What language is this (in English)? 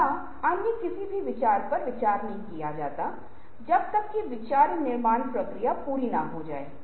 Hindi